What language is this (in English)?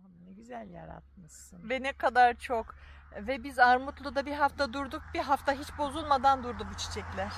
Turkish